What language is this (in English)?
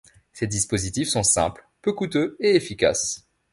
French